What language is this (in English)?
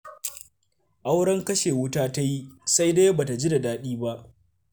Hausa